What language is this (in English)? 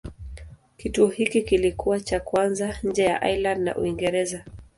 Swahili